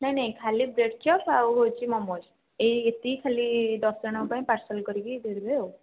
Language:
Odia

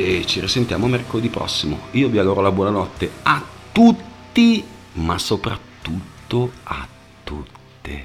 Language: Italian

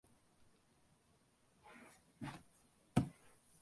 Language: Tamil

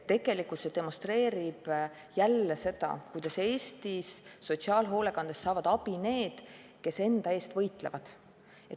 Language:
Estonian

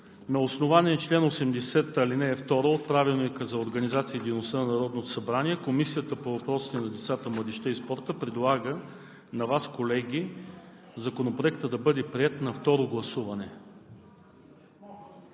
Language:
Bulgarian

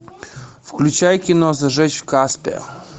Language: Russian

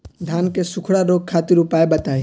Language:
Bhojpuri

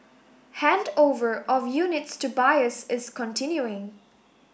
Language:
English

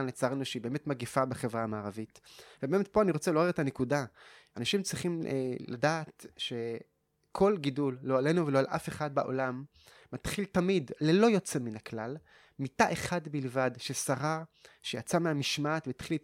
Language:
Hebrew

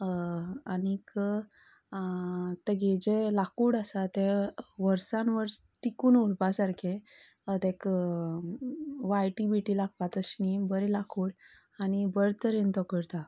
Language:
Konkani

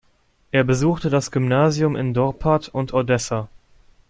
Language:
German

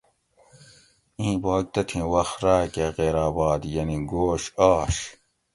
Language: Gawri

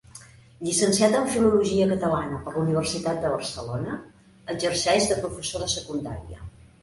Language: Catalan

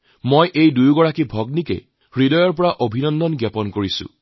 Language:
Assamese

